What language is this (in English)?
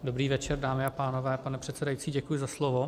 Czech